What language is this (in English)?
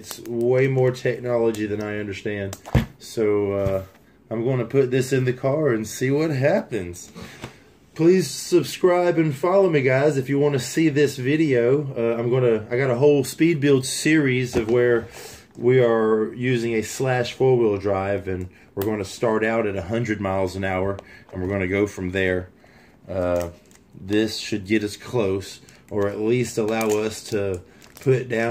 English